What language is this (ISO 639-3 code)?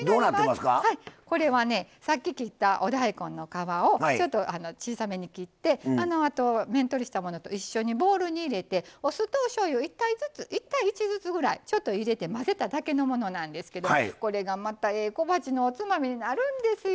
jpn